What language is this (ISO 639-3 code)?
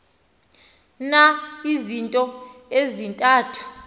xho